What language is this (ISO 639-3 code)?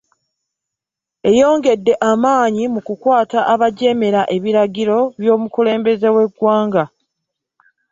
lug